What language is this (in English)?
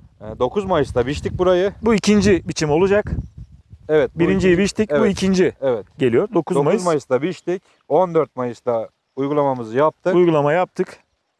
Turkish